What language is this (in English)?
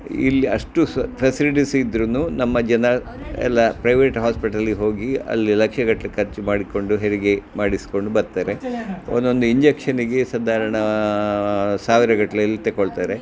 Kannada